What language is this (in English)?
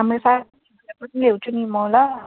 Nepali